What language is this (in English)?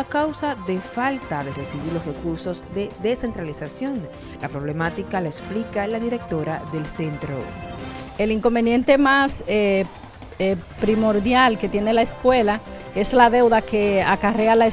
Spanish